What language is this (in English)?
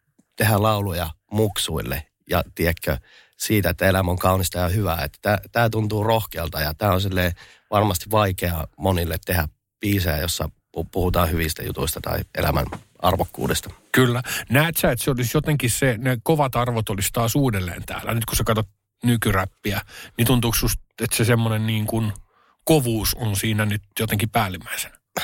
Finnish